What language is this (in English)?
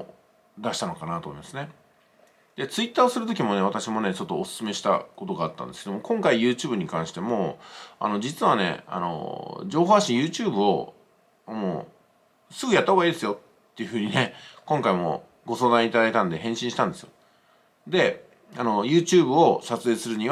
Japanese